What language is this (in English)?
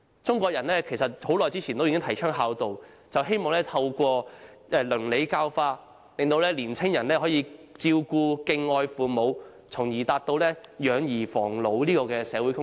Cantonese